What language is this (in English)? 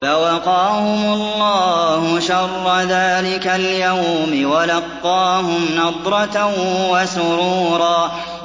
Arabic